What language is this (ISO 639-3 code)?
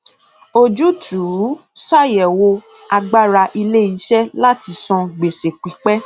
yor